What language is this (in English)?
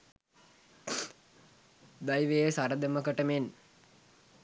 Sinhala